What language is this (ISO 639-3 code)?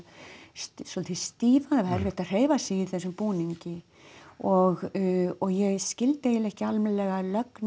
isl